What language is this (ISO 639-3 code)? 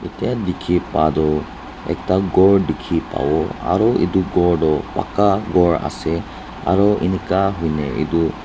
nag